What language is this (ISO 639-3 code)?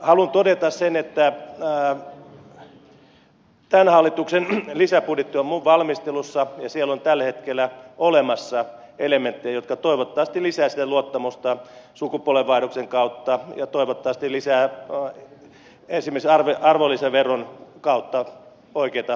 fin